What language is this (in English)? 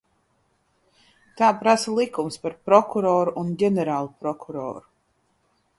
Latvian